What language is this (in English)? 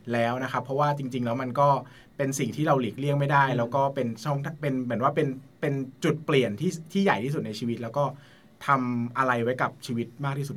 Thai